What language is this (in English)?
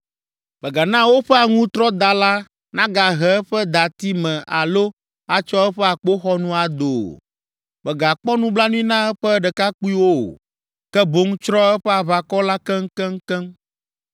Ewe